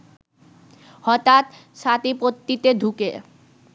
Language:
Bangla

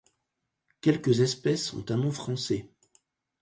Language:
French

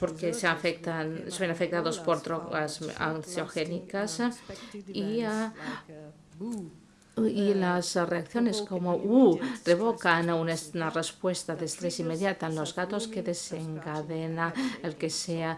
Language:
Spanish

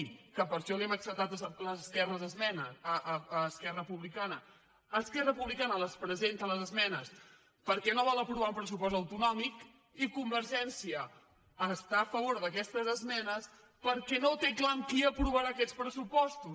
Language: Catalan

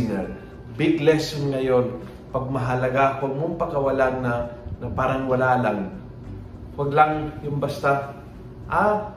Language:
Filipino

